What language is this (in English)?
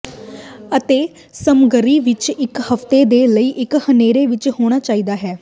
Punjabi